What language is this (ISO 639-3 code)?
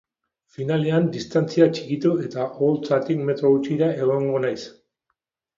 eus